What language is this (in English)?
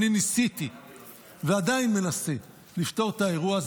Hebrew